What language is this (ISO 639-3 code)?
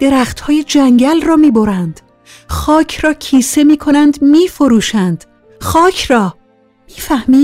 fas